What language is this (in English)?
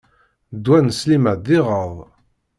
Kabyle